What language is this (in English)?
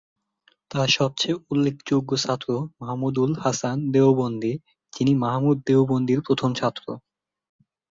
Bangla